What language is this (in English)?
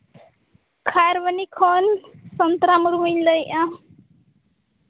Santali